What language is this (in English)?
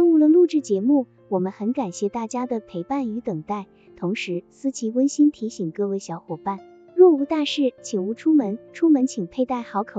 Chinese